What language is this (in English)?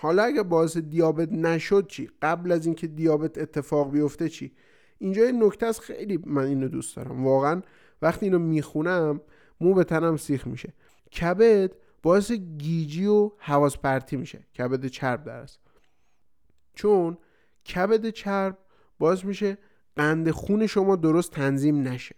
Persian